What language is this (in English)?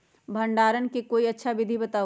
Magahi